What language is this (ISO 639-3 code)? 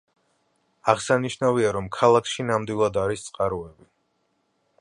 kat